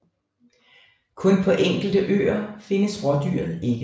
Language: Danish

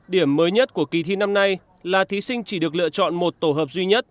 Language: Vietnamese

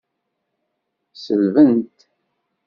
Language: Kabyle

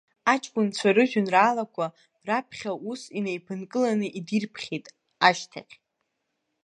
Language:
Abkhazian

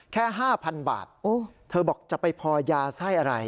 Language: Thai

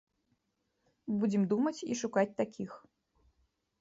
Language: Belarusian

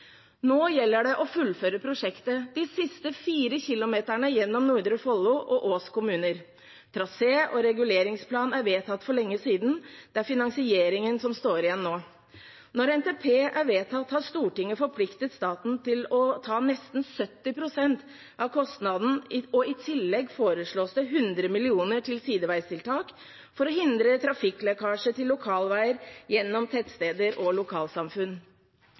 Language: Norwegian Bokmål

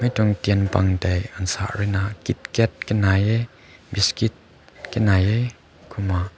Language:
Rongmei Naga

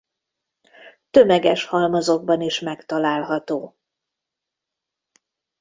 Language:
Hungarian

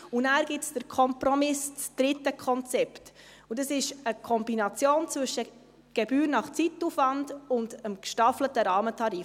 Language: Swiss German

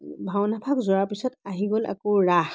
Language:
Assamese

